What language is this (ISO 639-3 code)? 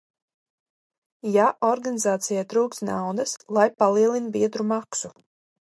lav